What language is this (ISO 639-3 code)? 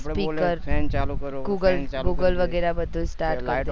guj